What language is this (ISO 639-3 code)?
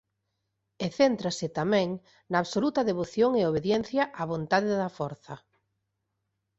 glg